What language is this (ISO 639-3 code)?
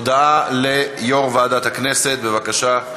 heb